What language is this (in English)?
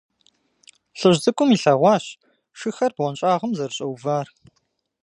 Kabardian